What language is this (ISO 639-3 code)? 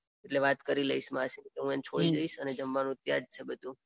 guj